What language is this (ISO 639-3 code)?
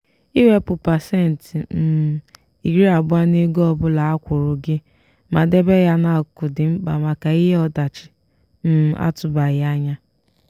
ibo